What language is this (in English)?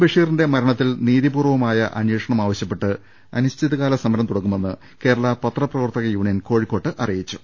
Malayalam